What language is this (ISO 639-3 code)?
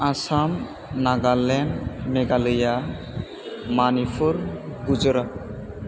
brx